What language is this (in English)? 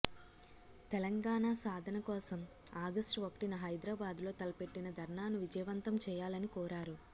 Telugu